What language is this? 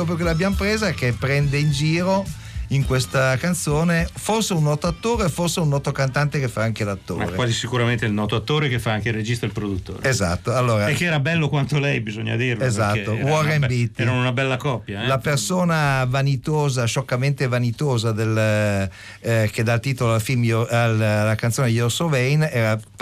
Italian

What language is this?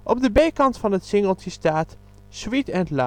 Dutch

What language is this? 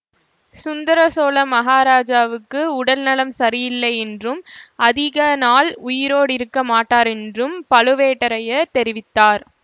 Tamil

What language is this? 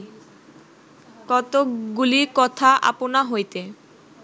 Bangla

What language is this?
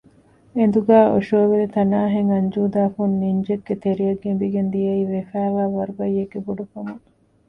Divehi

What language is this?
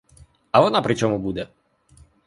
Ukrainian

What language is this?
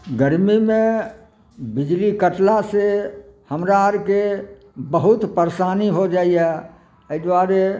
Maithili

